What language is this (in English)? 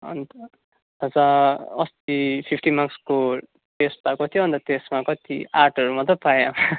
Nepali